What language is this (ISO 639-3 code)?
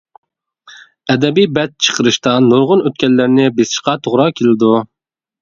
uig